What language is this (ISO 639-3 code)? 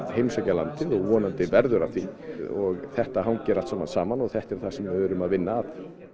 isl